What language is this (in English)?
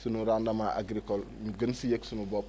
Wolof